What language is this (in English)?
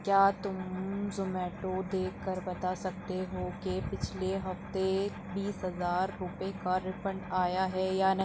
Urdu